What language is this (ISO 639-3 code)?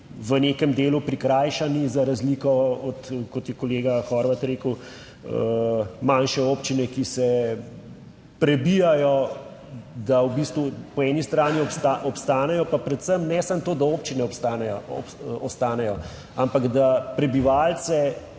slv